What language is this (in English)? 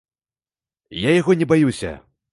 Belarusian